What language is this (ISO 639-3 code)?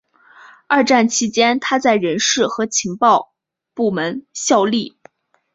zho